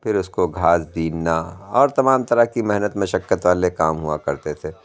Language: Urdu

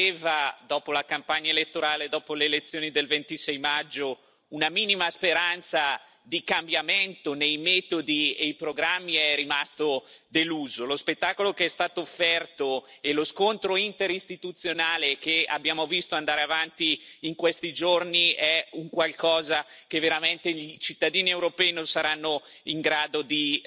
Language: Italian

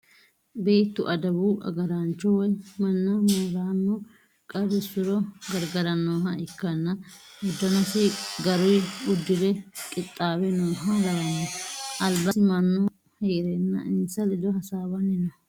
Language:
Sidamo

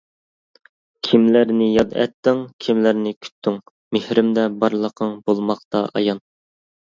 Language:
Uyghur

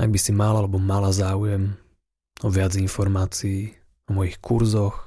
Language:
Slovak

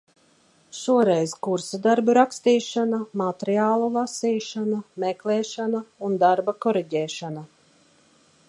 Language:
Latvian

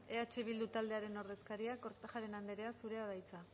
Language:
Basque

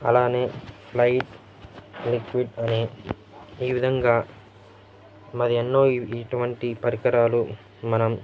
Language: Telugu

